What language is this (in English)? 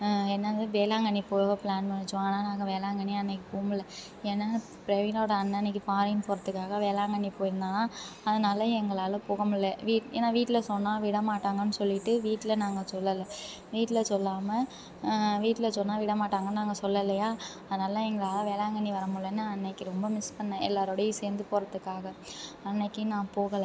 Tamil